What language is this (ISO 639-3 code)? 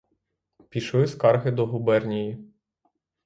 ukr